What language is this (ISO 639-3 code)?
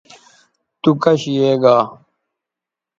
btv